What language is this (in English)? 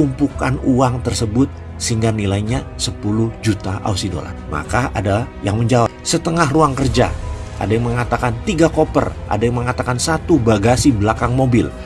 Indonesian